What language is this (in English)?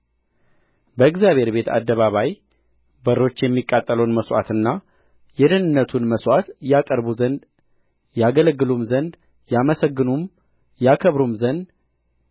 Amharic